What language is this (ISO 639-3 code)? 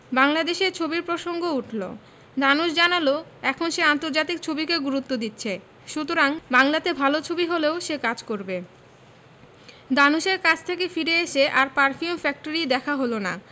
ben